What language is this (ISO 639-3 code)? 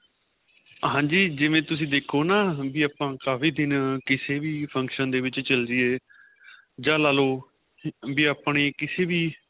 pan